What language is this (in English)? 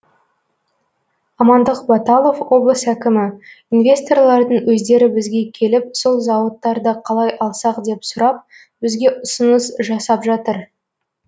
Kazakh